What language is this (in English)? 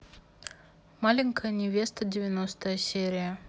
Russian